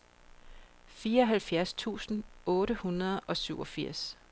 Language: Danish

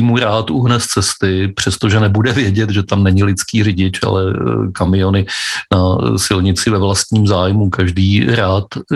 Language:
Czech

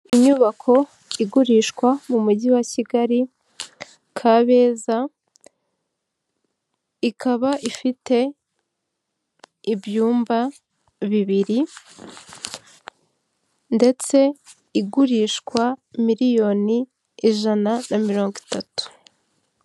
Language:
Kinyarwanda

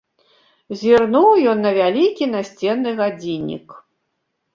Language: Belarusian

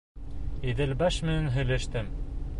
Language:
Bashkir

